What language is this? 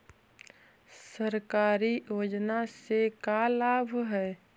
Magahi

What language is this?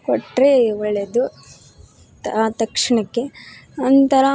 Kannada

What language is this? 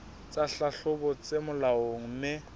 Southern Sotho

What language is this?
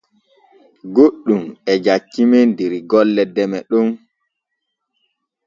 Borgu Fulfulde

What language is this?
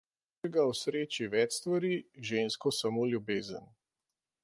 Slovenian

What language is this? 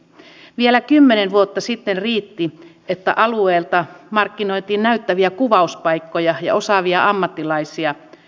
Finnish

